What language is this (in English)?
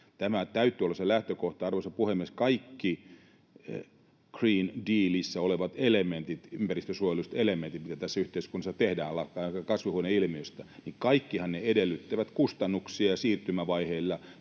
Finnish